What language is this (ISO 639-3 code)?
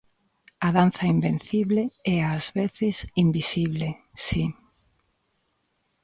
glg